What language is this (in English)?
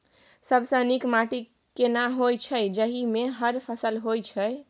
Maithili